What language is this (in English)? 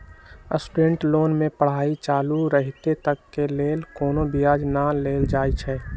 Magahi